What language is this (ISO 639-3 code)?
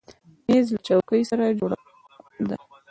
pus